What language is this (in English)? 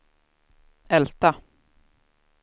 Swedish